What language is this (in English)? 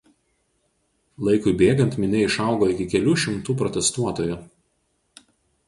Lithuanian